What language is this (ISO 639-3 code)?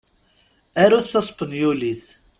kab